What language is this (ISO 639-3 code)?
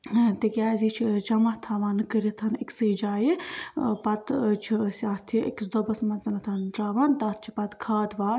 kas